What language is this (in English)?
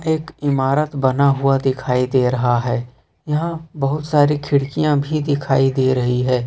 Hindi